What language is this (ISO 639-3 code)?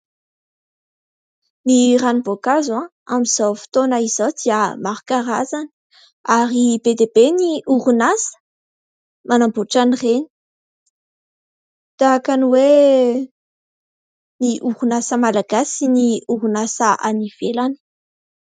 mlg